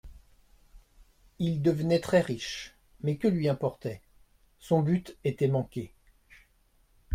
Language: French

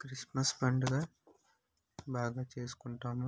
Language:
Telugu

